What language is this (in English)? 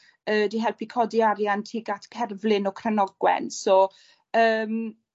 Welsh